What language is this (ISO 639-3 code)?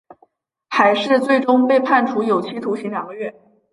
zho